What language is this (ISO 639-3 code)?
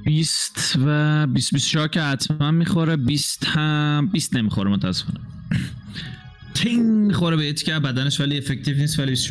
fas